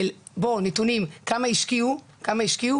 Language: Hebrew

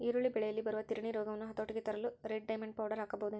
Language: Kannada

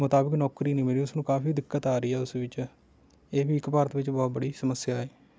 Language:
Punjabi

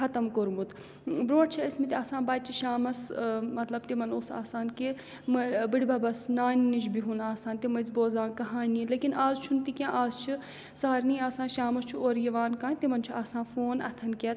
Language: Kashmiri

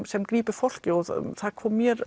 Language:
Icelandic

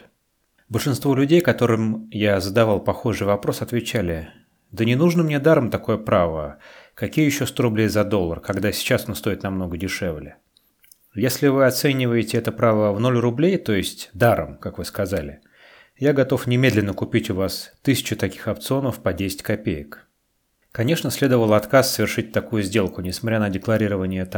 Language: Russian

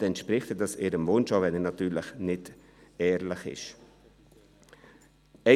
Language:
Swiss German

